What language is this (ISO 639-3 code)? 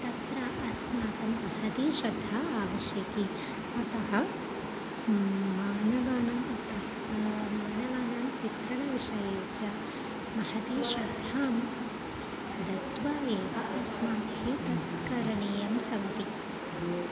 san